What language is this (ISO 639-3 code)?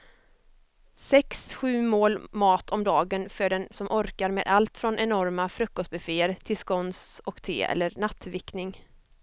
swe